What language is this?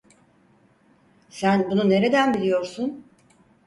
Turkish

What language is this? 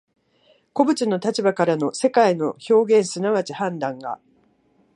Japanese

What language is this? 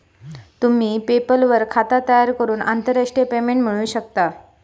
Marathi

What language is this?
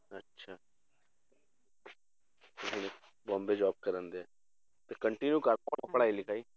Punjabi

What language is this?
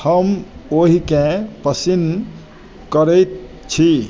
Maithili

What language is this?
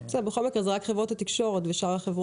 Hebrew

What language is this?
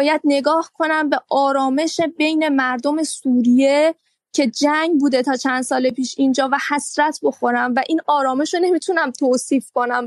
Persian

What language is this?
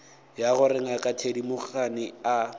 Northern Sotho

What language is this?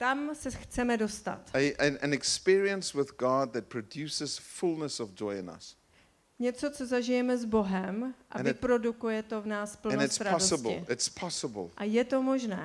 Czech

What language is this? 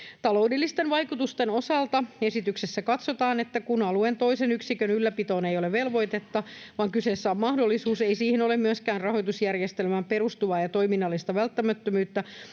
Finnish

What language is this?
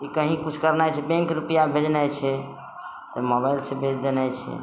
Maithili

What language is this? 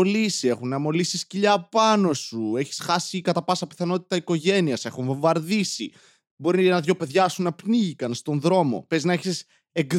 Greek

